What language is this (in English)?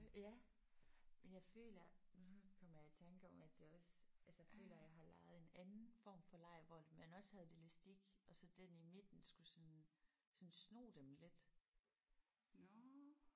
Danish